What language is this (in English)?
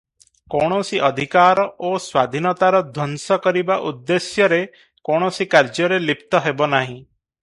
Odia